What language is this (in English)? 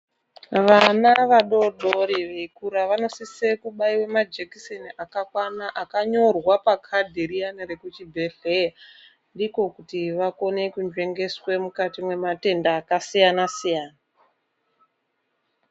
Ndau